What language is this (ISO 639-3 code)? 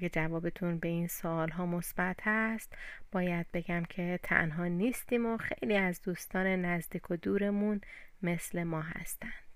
fas